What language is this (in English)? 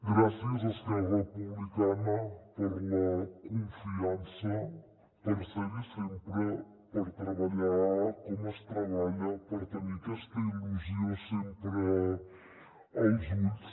Catalan